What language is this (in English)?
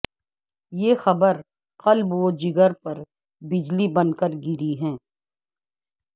Urdu